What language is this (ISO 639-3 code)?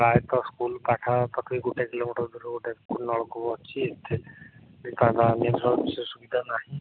ori